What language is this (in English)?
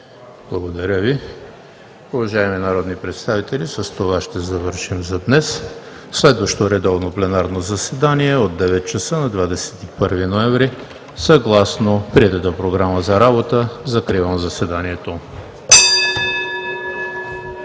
Bulgarian